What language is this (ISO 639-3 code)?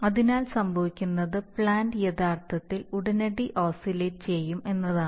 mal